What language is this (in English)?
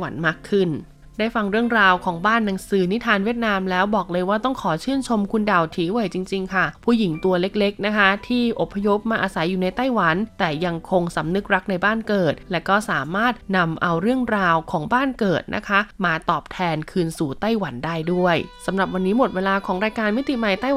Thai